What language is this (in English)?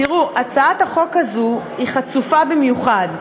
Hebrew